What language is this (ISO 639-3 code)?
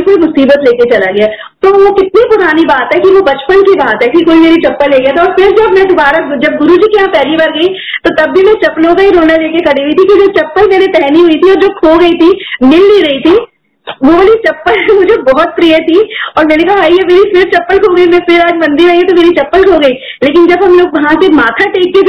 hin